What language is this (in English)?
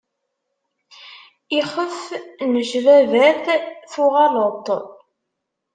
Kabyle